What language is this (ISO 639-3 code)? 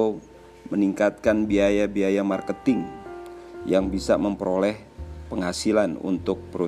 ind